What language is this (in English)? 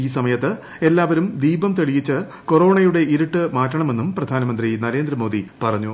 Malayalam